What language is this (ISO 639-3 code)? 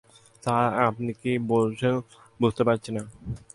ben